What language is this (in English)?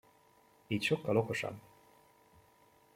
Hungarian